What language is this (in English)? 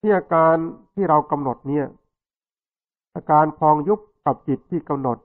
Thai